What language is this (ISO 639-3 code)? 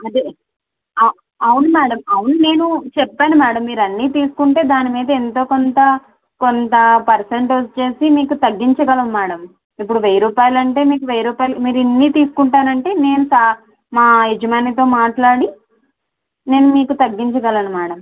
tel